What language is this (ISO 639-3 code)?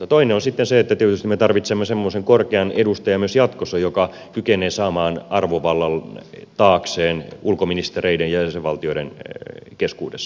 fin